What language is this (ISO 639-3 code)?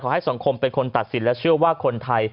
tha